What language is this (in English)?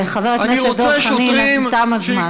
Hebrew